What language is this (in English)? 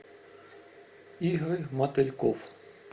Russian